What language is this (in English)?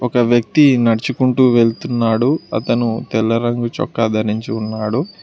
Telugu